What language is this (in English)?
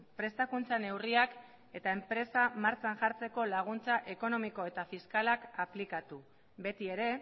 Basque